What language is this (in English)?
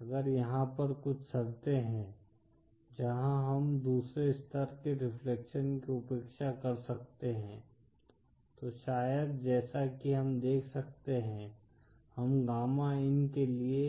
Hindi